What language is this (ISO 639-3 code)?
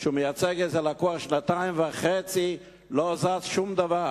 heb